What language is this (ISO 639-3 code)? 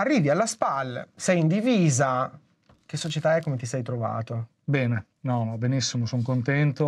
ita